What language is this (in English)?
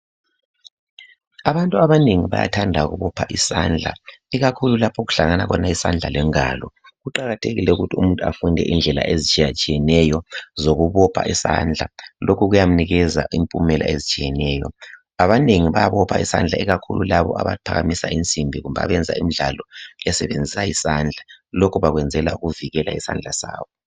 North Ndebele